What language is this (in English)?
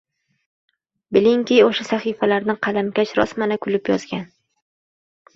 Uzbek